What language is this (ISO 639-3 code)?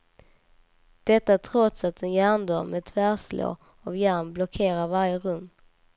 swe